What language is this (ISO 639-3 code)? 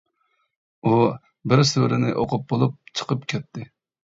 uig